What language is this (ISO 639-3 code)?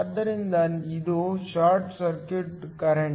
kan